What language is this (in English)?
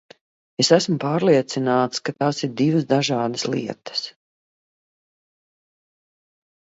Latvian